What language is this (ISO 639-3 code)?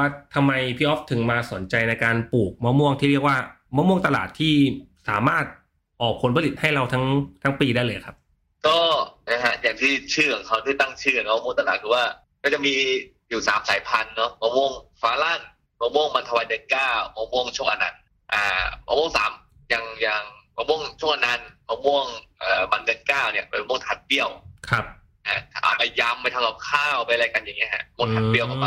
tha